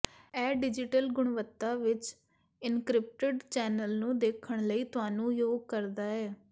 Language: Punjabi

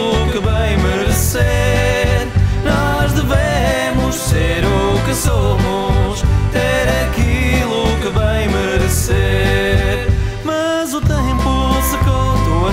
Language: Portuguese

